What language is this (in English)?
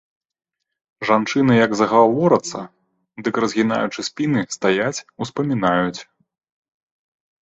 Belarusian